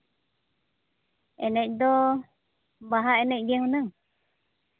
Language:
Santali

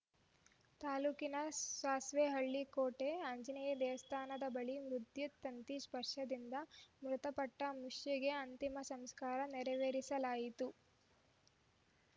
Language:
Kannada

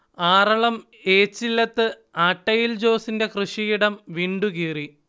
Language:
Malayalam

